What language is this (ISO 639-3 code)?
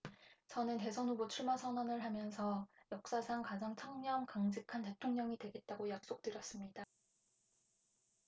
kor